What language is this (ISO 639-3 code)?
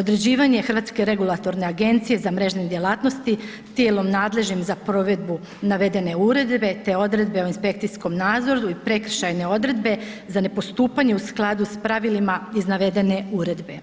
hrv